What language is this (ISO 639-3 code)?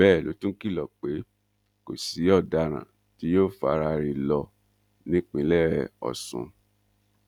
yor